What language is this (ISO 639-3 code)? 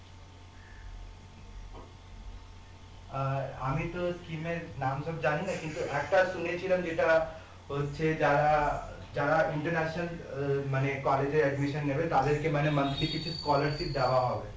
ben